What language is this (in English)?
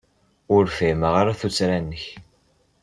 Kabyle